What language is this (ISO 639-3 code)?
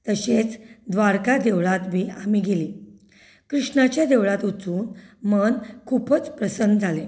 kok